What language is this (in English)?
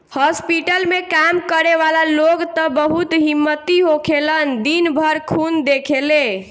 Bhojpuri